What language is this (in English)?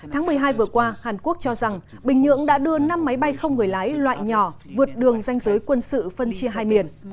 Vietnamese